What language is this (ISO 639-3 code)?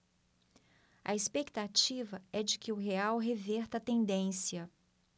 por